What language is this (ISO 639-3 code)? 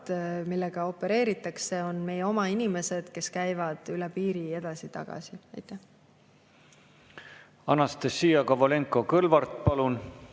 est